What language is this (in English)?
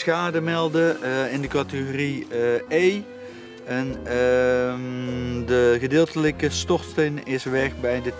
Dutch